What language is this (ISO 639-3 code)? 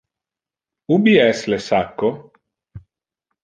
ina